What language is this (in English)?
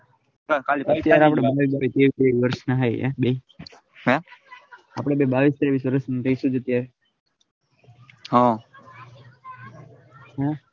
Gujarati